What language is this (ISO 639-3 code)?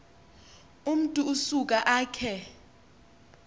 xho